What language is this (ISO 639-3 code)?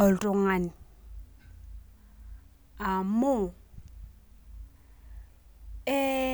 mas